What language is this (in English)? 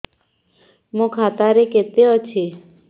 Odia